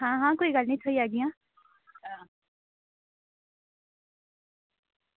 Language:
Dogri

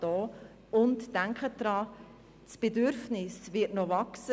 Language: Swiss German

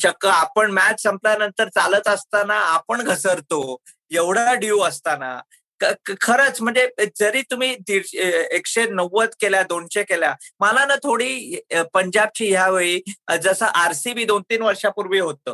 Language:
Marathi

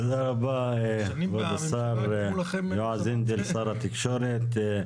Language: Hebrew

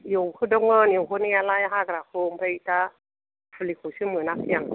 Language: Bodo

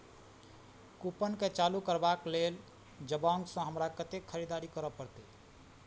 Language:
Maithili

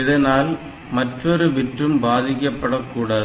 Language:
Tamil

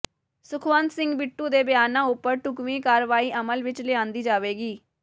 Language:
Punjabi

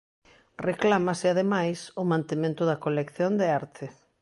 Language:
Galician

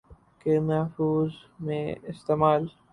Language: Urdu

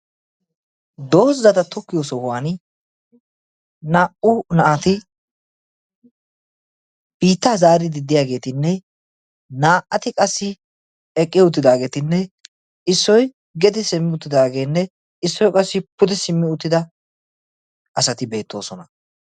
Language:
Wolaytta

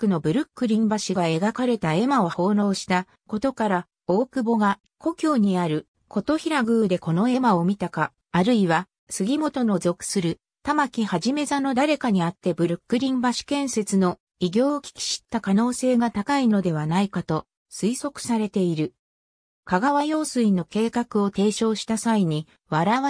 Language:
Japanese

